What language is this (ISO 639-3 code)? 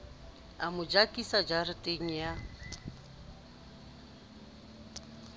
sot